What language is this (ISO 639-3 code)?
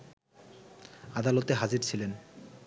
ben